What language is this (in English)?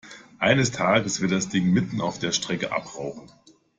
German